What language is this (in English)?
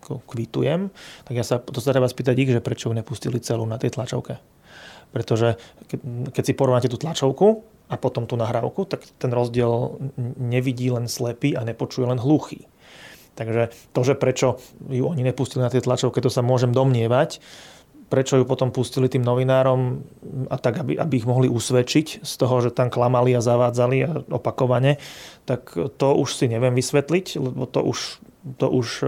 Slovak